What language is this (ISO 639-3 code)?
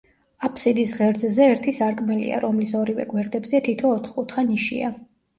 kat